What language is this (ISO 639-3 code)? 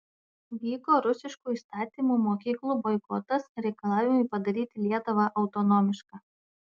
lit